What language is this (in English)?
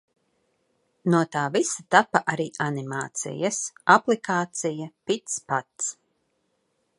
Latvian